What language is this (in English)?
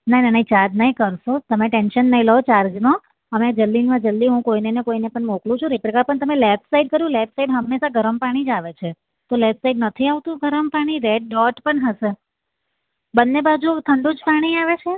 Gujarati